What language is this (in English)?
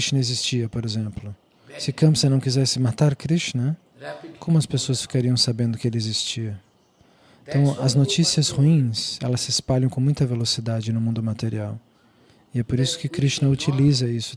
Portuguese